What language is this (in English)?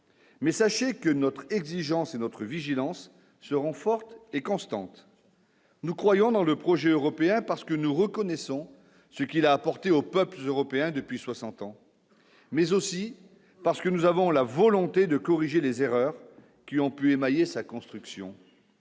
French